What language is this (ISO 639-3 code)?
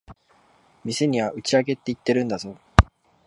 jpn